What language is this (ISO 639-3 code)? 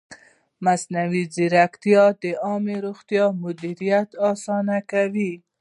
pus